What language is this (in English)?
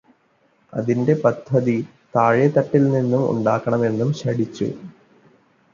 Malayalam